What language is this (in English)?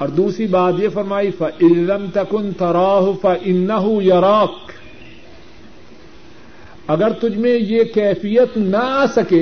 Urdu